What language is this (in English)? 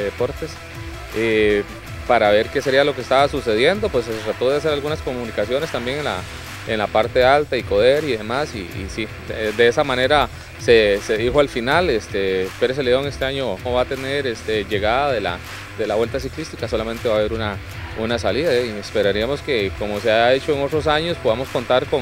Spanish